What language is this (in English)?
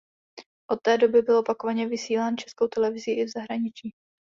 Czech